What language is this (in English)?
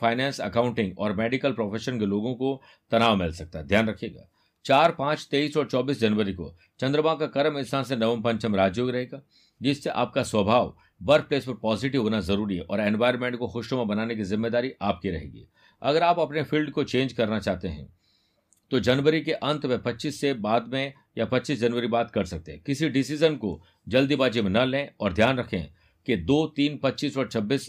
Hindi